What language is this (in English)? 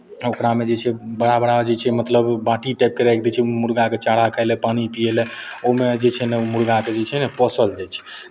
Maithili